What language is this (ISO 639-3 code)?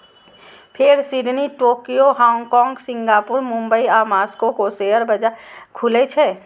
mai